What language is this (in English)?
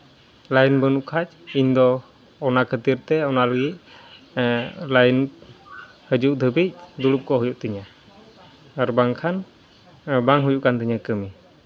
Santali